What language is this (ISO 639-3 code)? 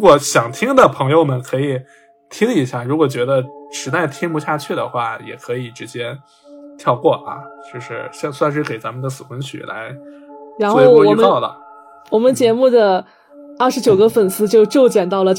zho